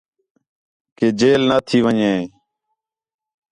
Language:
Khetrani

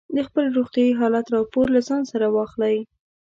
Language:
Pashto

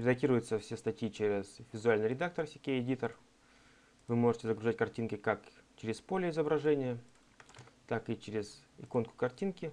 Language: Russian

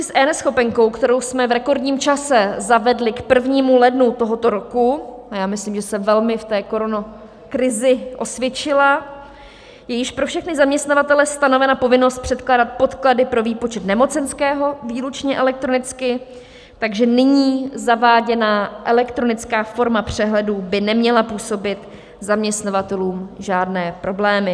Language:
Czech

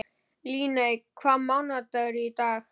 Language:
Icelandic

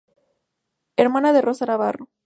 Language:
Spanish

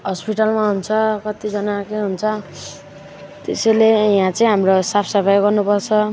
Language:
Nepali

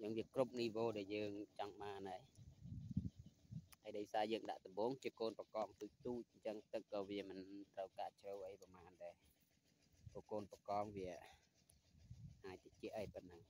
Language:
Thai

